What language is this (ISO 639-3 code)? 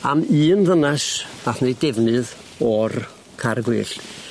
cym